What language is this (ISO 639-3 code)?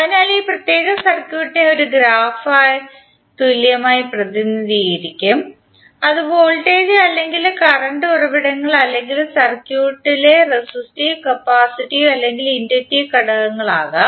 mal